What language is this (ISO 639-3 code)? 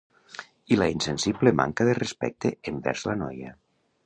cat